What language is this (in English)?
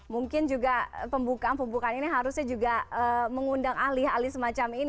Indonesian